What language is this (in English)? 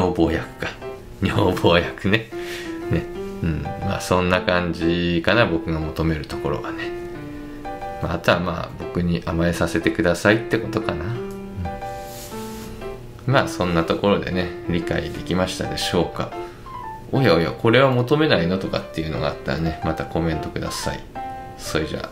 Japanese